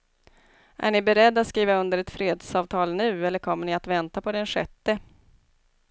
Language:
Swedish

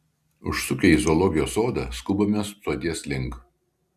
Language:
Lithuanian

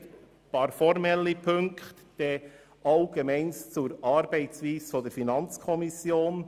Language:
Swiss German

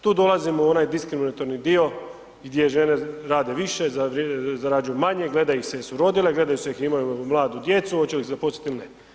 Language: Croatian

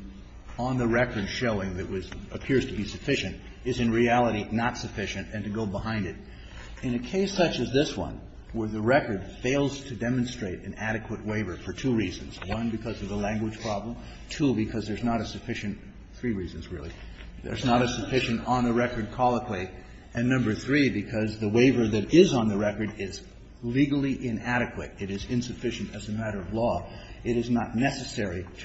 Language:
English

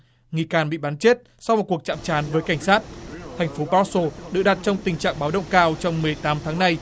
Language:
Vietnamese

